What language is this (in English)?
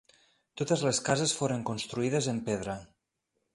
Catalan